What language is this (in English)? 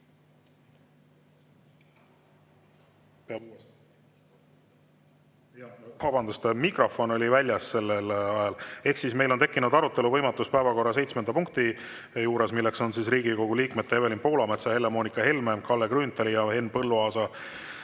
Estonian